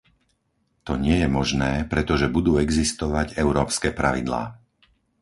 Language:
Slovak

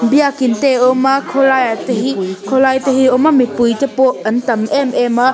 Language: Mizo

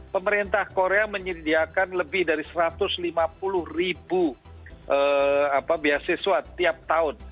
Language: Indonesian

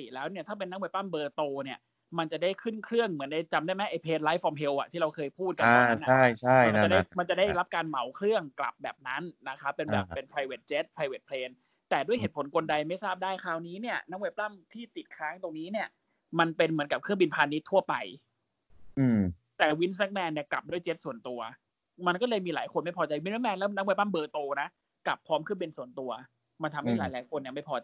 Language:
Thai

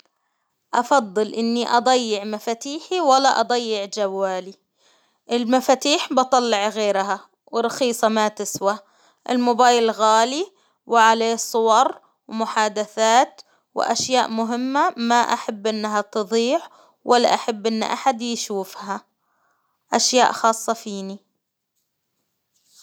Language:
Hijazi Arabic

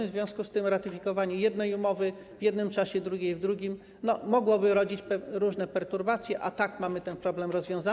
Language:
Polish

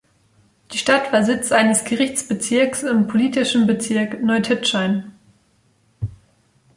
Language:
German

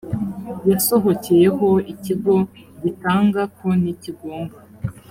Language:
Kinyarwanda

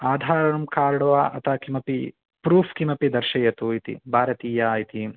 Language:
Sanskrit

